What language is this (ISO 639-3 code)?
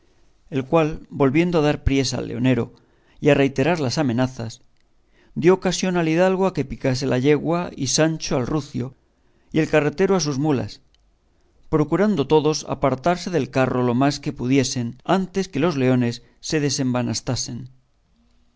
spa